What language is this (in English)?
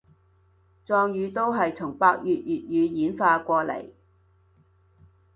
Cantonese